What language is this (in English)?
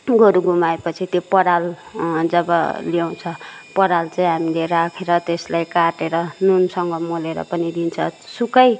Nepali